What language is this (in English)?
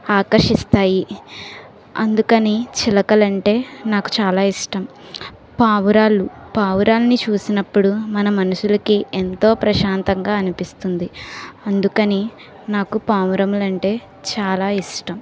Telugu